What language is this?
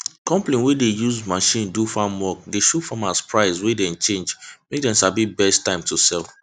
Nigerian Pidgin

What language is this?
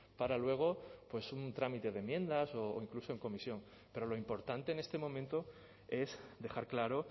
Spanish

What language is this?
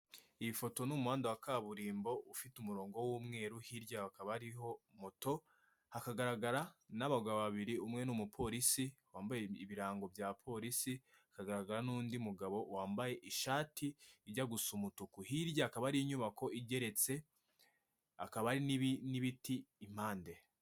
Kinyarwanda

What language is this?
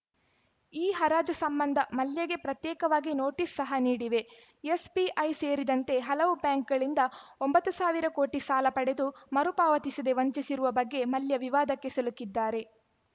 Kannada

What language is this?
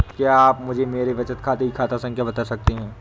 Hindi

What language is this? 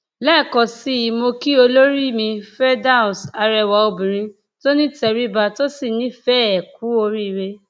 Yoruba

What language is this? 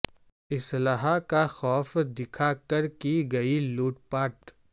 Urdu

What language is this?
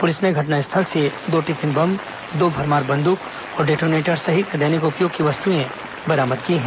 Hindi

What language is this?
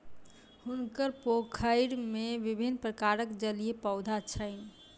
Maithili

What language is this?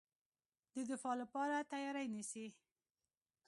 Pashto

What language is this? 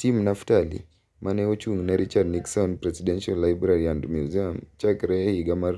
Luo (Kenya and Tanzania)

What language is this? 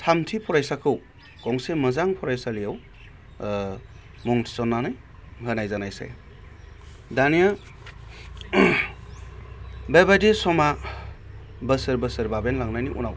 Bodo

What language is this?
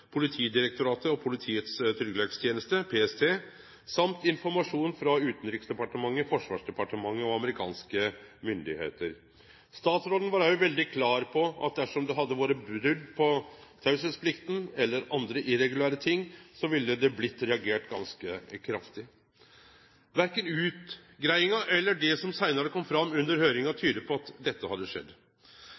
Norwegian Nynorsk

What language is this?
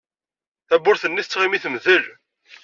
Kabyle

